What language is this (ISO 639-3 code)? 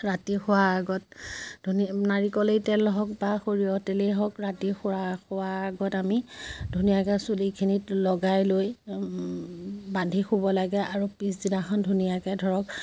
asm